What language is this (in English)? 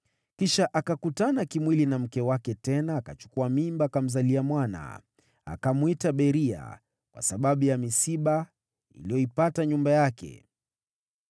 Swahili